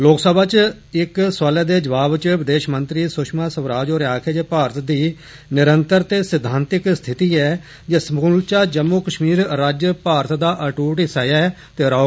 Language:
Dogri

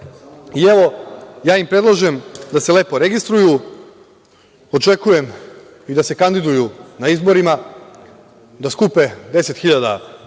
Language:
Serbian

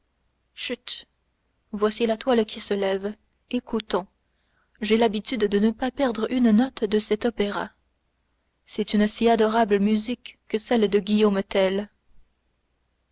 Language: French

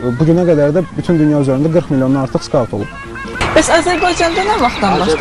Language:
Turkish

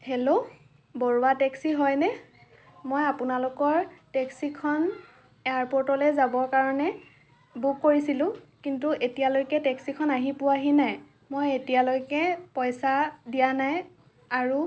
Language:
Assamese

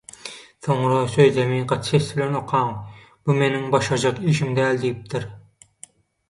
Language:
Turkmen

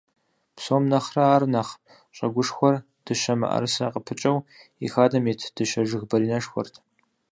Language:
Kabardian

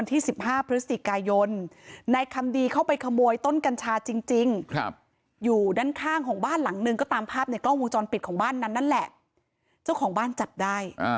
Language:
Thai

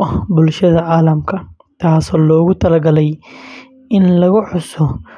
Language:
Somali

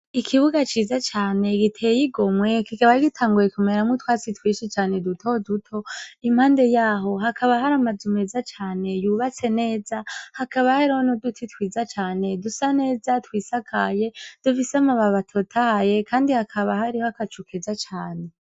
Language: Rundi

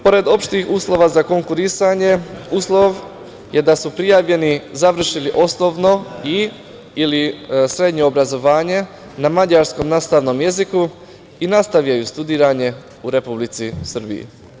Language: Serbian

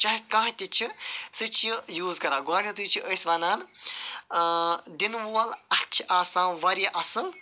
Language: Kashmiri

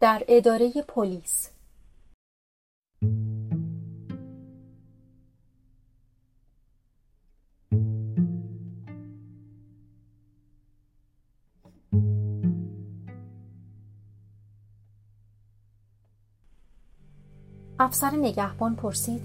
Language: Persian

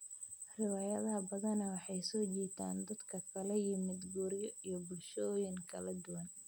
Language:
Somali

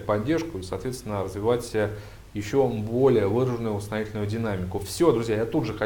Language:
Russian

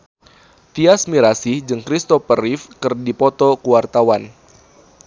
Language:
Sundanese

